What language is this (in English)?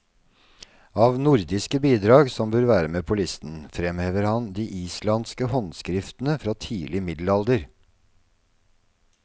Norwegian